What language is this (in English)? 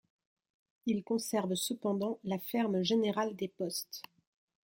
French